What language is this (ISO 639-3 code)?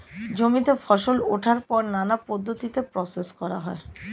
ben